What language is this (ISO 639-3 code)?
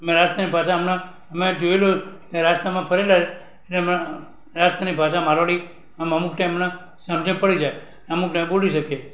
guj